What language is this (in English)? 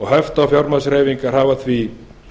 Icelandic